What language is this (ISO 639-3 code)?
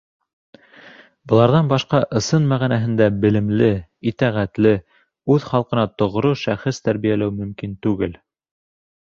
bak